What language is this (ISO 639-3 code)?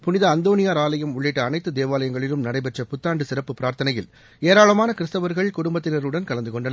tam